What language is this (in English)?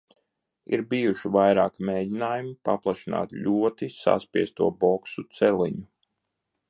Latvian